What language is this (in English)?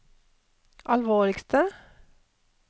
Norwegian